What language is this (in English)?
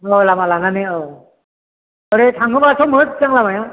Bodo